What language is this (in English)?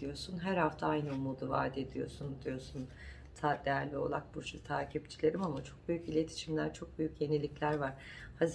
Turkish